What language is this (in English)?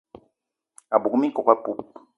Eton (Cameroon)